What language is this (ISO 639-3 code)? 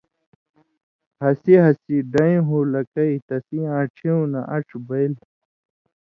mvy